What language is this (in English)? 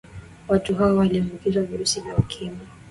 Swahili